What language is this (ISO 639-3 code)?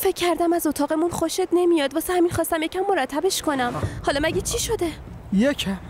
fas